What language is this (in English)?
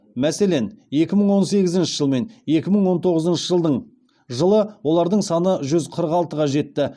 Kazakh